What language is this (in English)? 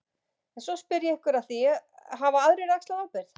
Icelandic